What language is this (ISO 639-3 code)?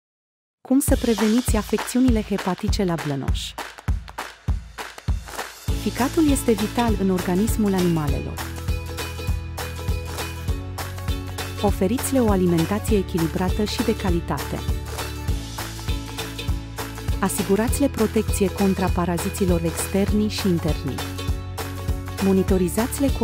ron